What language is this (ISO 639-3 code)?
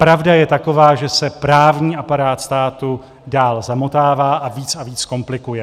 ces